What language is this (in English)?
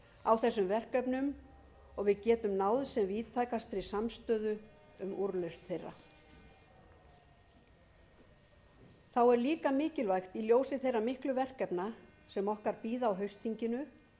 Icelandic